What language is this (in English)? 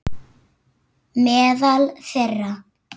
Icelandic